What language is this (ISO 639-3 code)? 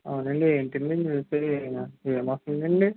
tel